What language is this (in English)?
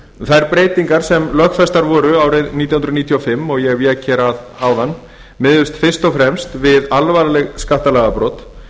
Icelandic